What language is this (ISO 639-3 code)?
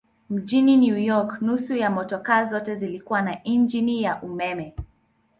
swa